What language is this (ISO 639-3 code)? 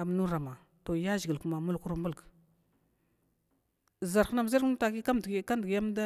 glw